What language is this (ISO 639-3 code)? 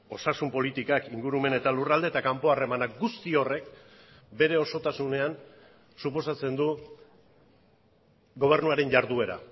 eus